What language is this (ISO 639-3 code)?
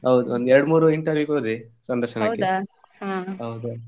kan